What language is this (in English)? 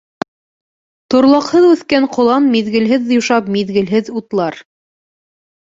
Bashkir